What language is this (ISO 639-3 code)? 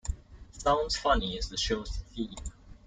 eng